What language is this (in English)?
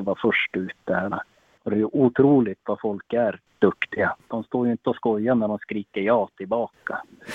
Swedish